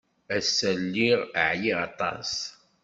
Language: Kabyle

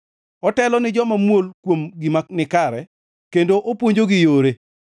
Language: Luo (Kenya and Tanzania)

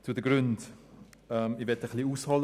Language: Swiss German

